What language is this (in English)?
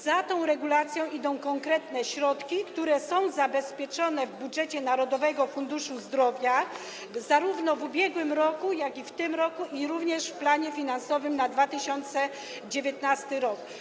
Polish